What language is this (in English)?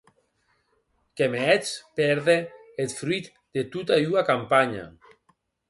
Occitan